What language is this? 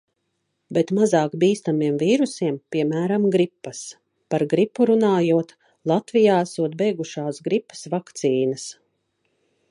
Latvian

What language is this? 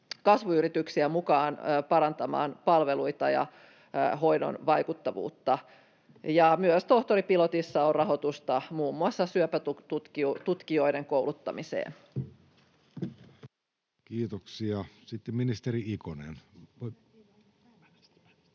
Finnish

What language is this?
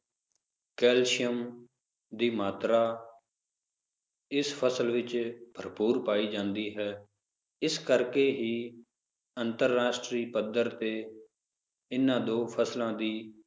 Punjabi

